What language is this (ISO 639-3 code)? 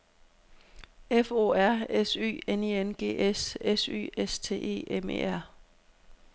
dan